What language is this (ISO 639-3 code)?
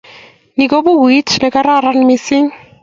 kln